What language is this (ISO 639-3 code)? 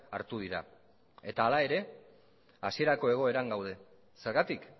eus